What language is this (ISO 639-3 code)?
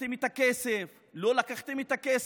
heb